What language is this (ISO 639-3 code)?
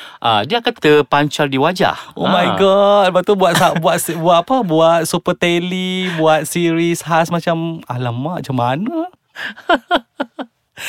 msa